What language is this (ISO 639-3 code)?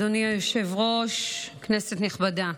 heb